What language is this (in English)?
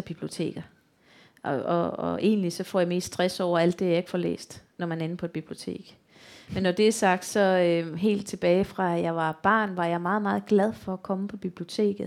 Danish